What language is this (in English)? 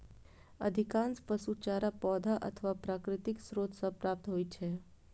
Maithili